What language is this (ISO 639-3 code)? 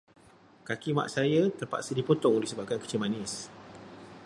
msa